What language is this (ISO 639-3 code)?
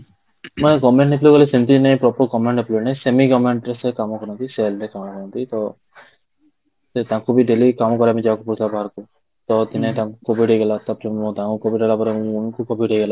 ori